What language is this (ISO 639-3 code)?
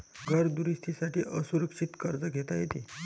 mar